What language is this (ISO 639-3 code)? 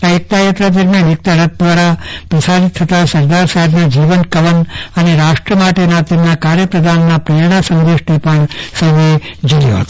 guj